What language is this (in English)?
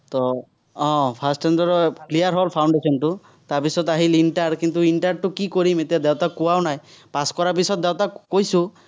Assamese